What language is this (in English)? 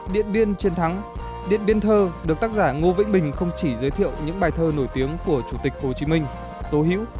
Vietnamese